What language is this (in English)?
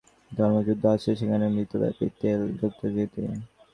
Bangla